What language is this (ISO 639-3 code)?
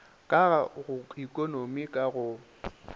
nso